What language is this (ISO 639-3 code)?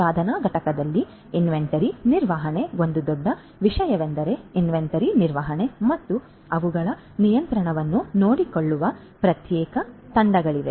kan